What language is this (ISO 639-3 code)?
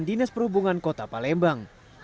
ind